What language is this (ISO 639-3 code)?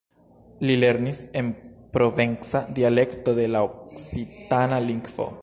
epo